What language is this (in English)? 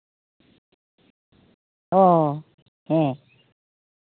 Santali